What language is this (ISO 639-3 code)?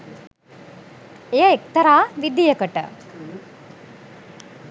sin